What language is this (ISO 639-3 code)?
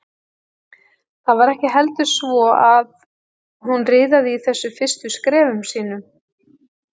isl